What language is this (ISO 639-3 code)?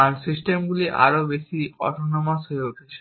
ben